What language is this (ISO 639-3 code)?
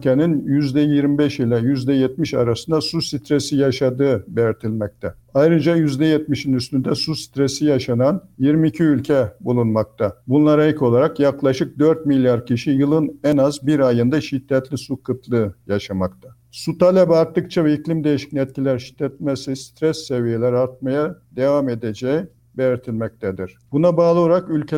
tur